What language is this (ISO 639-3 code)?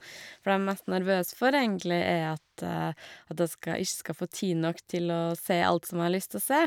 nor